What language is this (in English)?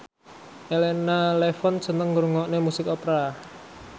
Javanese